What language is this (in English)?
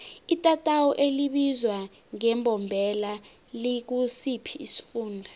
South Ndebele